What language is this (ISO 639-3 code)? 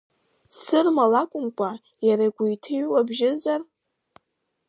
abk